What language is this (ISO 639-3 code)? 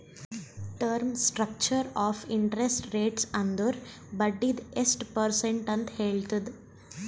kan